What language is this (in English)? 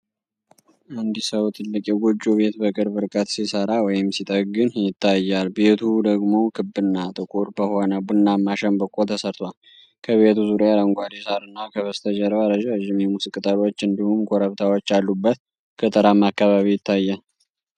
Amharic